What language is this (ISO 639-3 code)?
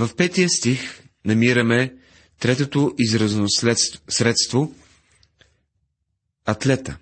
bul